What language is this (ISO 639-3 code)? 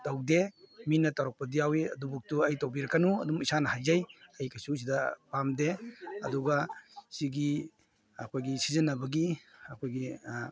mni